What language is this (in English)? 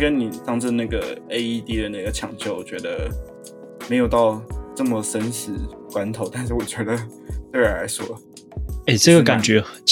Chinese